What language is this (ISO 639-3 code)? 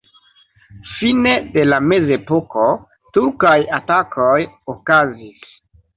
epo